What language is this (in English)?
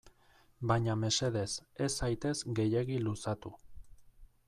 Basque